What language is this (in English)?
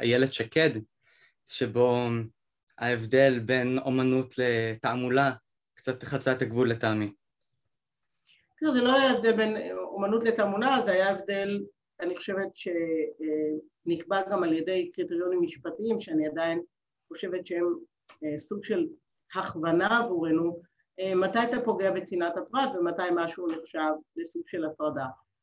Hebrew